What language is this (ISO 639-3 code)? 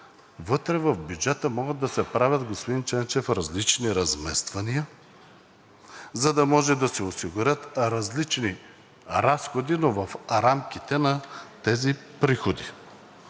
bul